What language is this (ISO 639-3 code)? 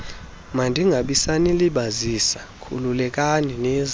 xho